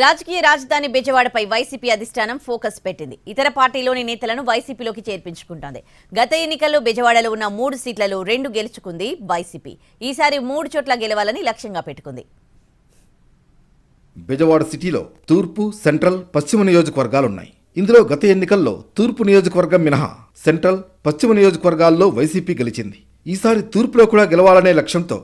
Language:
Telugu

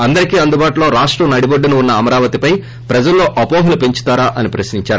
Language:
Telugu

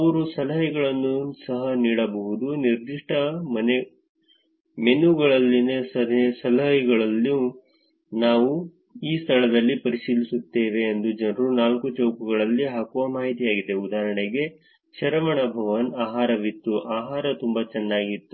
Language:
Kannada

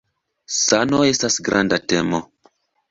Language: Esperanto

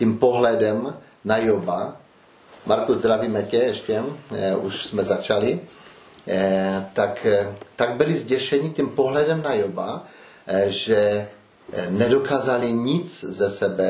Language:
Czech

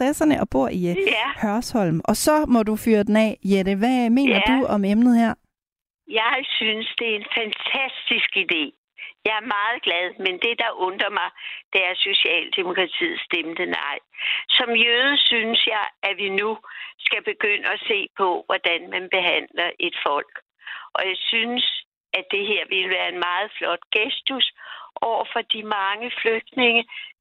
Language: Danish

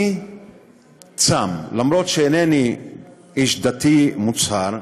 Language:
Hebrew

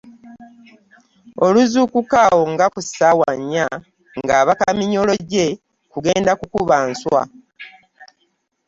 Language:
Ganda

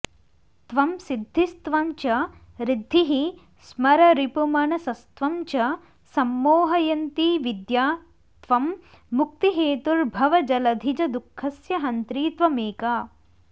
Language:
Sanskrit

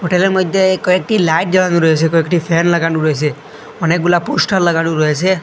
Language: Bangla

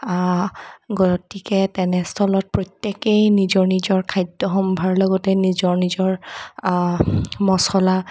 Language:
Assamese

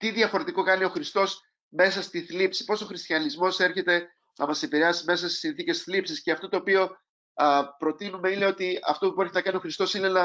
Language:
Greek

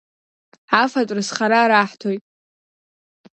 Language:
Abkhazian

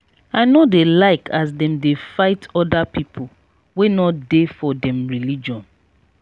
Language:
Nigerian Pidgin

